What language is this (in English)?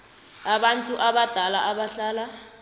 South Ndebele